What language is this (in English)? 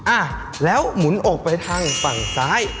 Thai